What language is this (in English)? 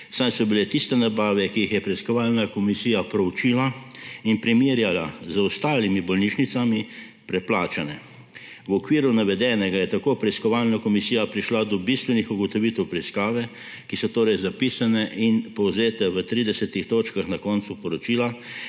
Slovenian